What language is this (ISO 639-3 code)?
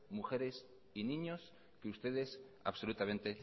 spa